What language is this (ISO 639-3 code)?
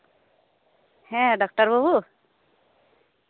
sat